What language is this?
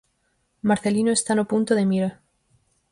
Galician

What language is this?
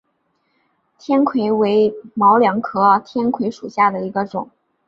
Chinese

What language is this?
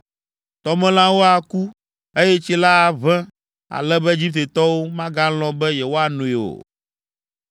Ewe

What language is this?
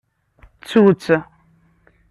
Kabyle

